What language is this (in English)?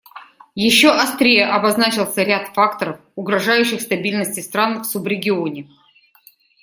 Russian